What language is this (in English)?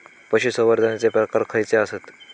Marathi